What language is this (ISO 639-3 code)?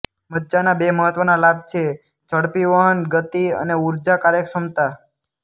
guj